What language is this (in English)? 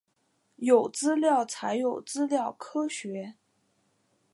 Chinese